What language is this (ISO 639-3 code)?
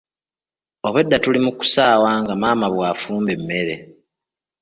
lug